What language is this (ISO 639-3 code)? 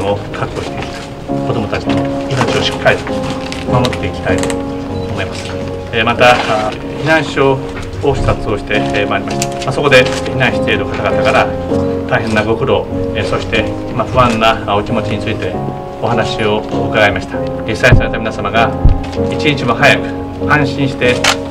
jpn